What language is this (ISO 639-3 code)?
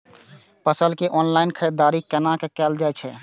mai